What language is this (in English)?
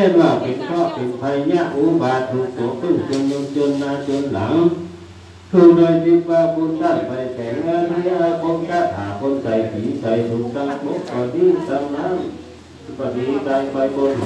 Thai